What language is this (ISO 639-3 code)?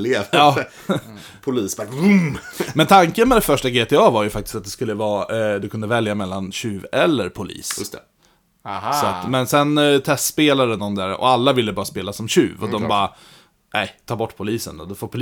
swe